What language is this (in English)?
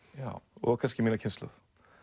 Icelandic